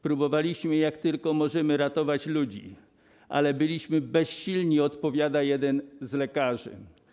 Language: Polish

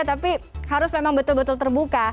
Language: Indonesian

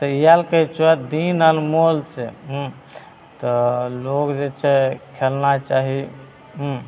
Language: Maithili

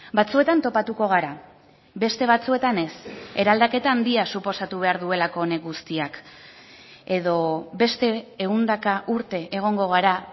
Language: Basque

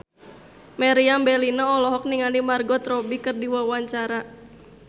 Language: Sundanese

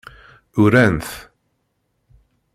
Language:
Kabyle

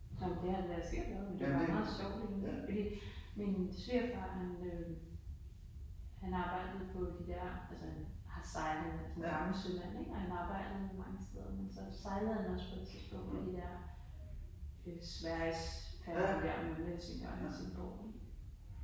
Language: Danish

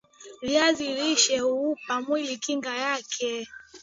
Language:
Swahili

